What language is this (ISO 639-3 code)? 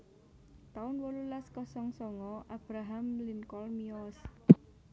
jav